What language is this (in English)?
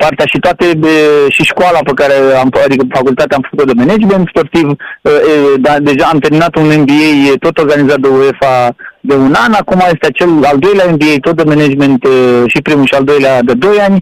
Romanian